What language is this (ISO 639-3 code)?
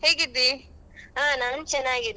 kan